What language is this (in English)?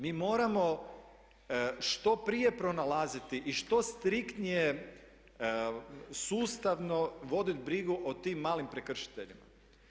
Croatian